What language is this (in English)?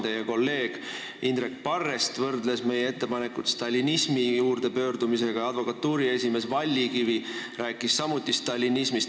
Estonian